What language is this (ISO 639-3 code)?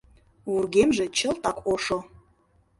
chm